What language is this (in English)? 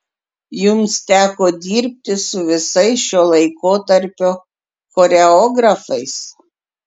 Lithuanian